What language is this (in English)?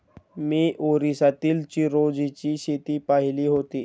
Marathi